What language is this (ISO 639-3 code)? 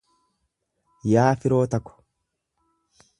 orm